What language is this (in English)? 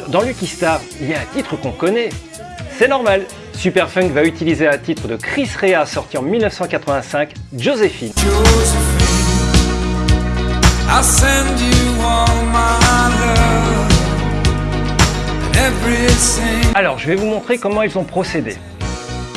French